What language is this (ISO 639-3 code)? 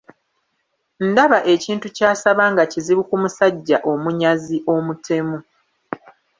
lug